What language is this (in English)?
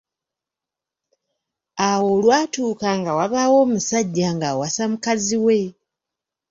Ganda